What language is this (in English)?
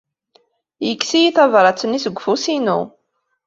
Kabyle